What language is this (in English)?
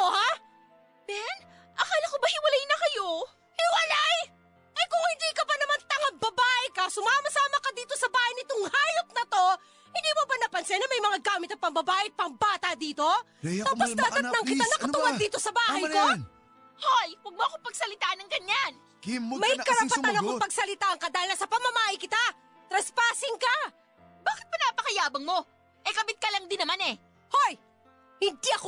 Filipino